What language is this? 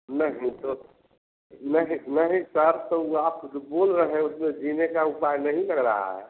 Hindi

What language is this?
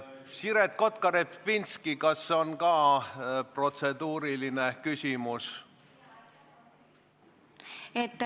Estonian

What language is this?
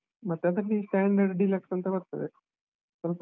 Kannada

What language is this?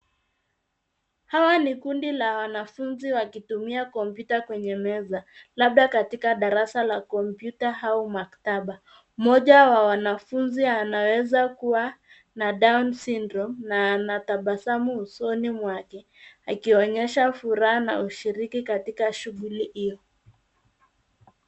Swahili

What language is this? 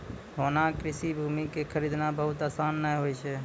Maithili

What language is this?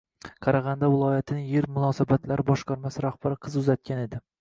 Uzbek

